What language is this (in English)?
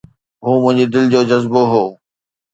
Sindhi